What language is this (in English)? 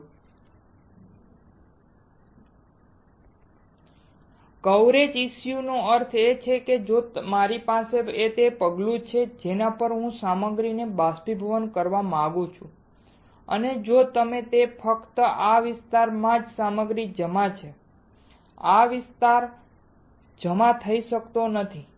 Gujarati